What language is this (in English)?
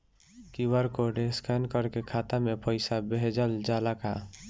Bhojpuri